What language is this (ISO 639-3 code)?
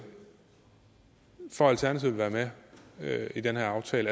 dan